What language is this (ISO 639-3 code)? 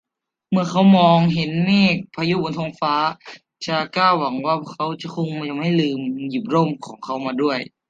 tha